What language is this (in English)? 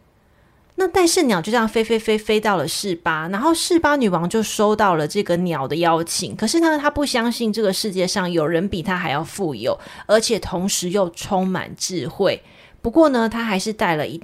Chinese